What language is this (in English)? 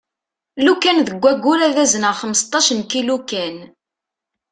Kabyle